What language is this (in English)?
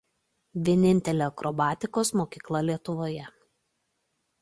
Lithuanian